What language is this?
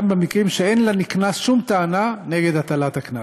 Hebrew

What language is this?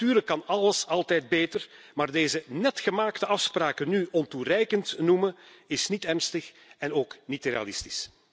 Dutch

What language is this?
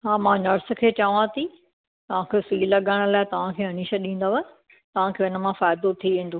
Sindhi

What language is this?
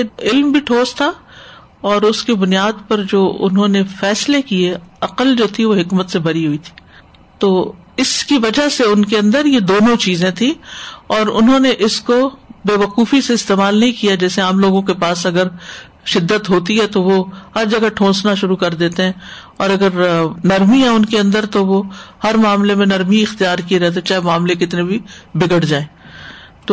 Urdu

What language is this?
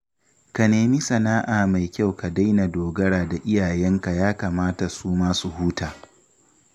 Hausa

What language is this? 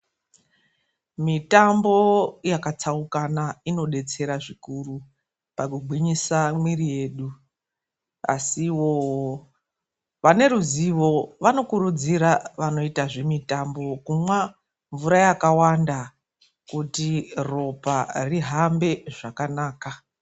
Ndau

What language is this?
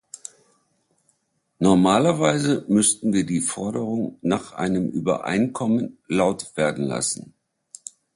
German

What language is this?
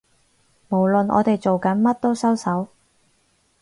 Cantonese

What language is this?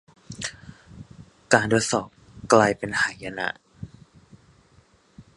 Thai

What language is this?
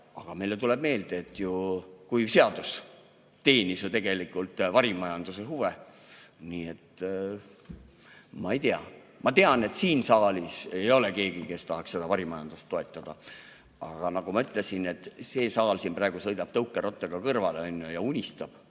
Estonian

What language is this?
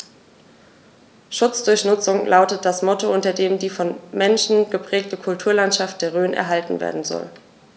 German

